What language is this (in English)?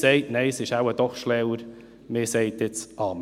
Swiss German